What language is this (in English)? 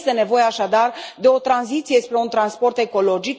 Romanian